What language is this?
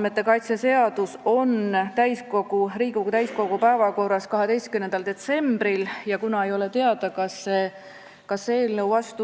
Estonian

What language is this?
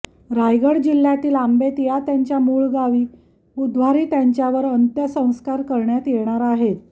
Marathi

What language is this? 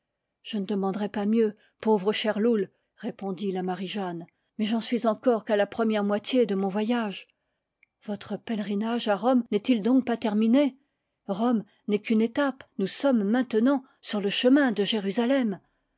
French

